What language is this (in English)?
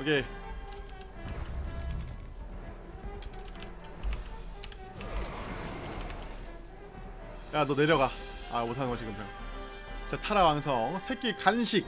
Korean